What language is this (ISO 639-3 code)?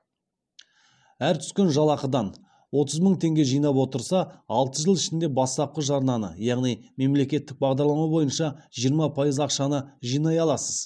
kaz